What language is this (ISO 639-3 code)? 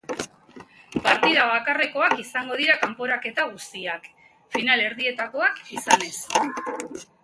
eus